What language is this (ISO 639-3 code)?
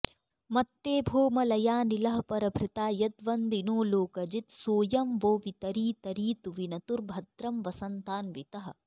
san